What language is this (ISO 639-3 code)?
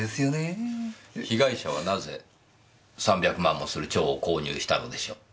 jpn